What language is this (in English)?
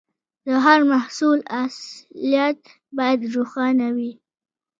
Pashto